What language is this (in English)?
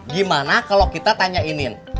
Indonesian